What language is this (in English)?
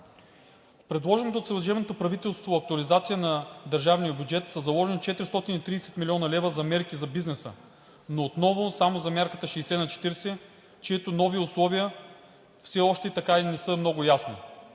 Bulgarian